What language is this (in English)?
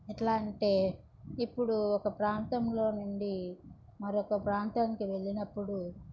Telugu